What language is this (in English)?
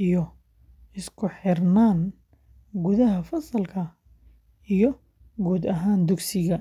Somali